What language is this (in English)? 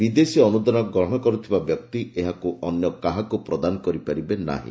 Odia